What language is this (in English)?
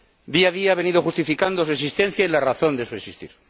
Spanish